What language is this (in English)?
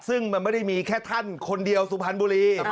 Thai